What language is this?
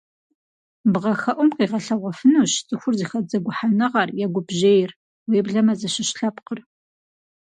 Kabardian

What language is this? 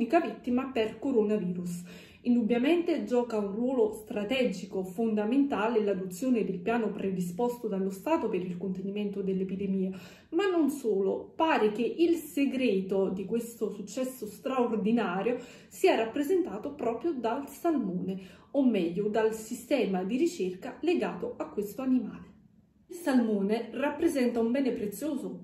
Italian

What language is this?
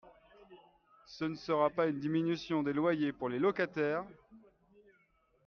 French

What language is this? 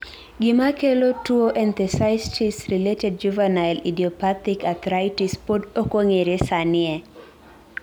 Luo (Kenya and Tanzania)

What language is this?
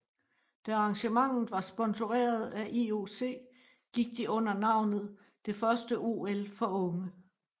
Danish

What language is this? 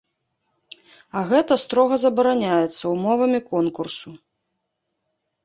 Belarusian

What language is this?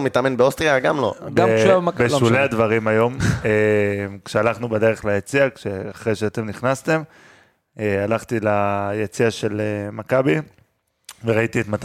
Hebrew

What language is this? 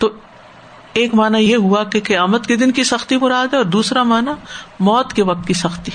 Urdu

